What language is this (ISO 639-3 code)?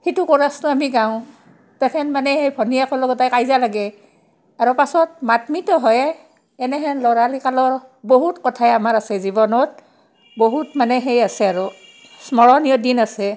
asm